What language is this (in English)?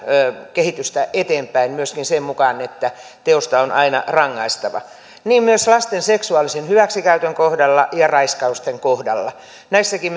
Finnish